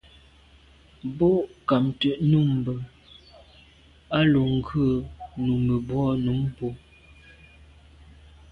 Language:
Medumba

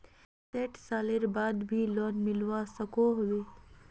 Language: Magahi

